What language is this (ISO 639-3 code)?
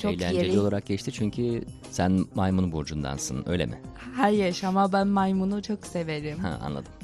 tur